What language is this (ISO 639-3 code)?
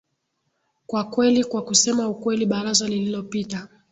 swa